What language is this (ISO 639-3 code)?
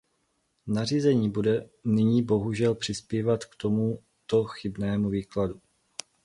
ces